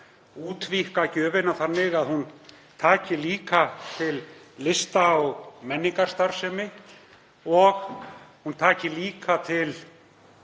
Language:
Icelandic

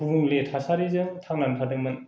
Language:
Bodo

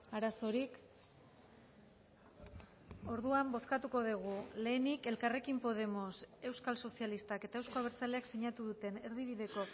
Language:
Basque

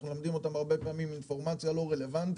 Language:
Hebrew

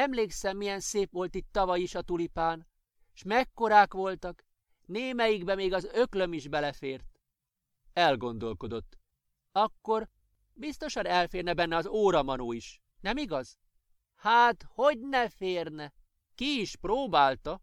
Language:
Hungarian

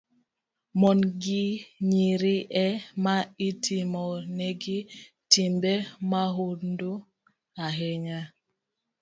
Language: Luo (Kenya and Tanzania)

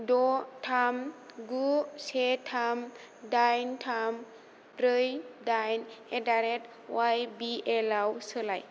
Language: Bodo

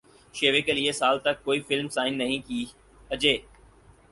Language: Urdu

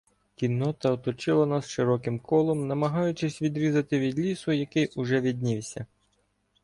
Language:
Ukrainian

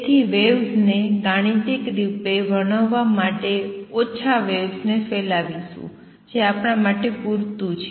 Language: Gujarati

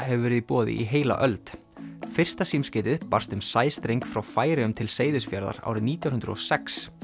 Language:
Icelandic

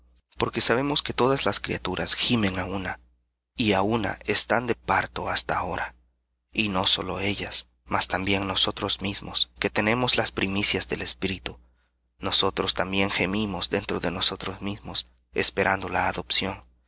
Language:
Spanish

